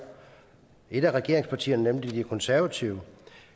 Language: Danish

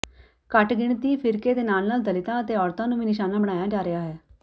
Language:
Punjabi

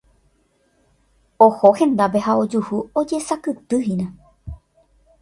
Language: Guarani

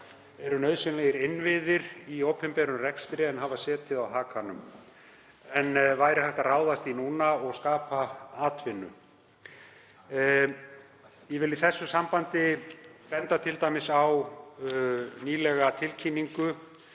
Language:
Icelandic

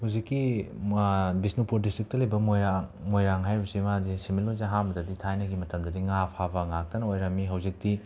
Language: Manipuri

